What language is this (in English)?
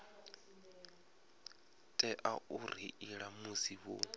Venda